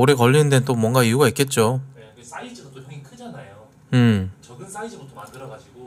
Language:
Korean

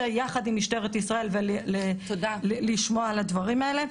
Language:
Hebrew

